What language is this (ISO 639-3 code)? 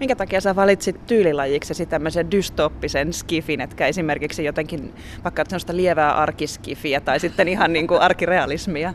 fin